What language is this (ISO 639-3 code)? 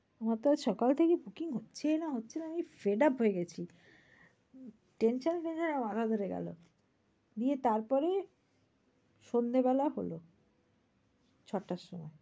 ben